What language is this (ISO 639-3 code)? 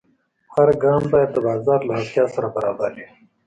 pus